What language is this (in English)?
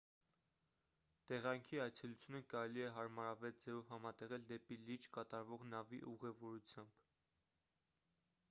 Armenian